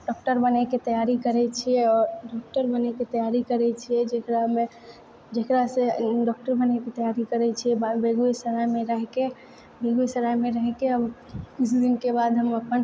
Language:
Maithili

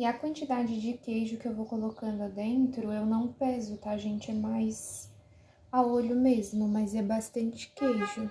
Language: Portuguese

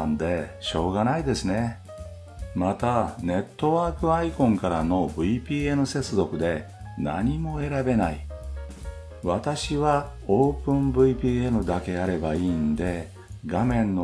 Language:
Japanese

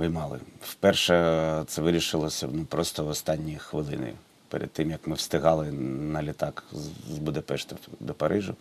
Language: Ukrainian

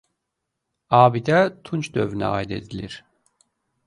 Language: Azerbaijani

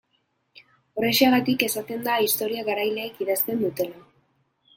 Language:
Basque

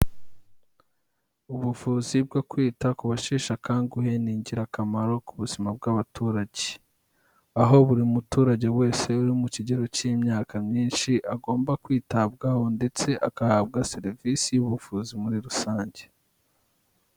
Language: Kinyarwanda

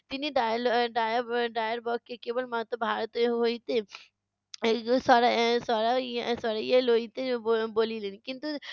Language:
Bangla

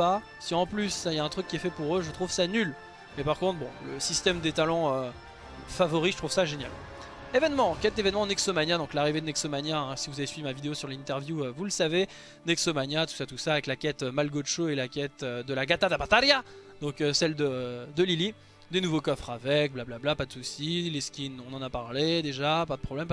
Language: French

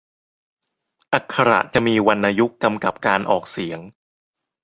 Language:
Thai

